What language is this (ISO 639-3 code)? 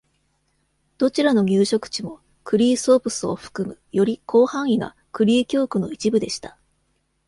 jpn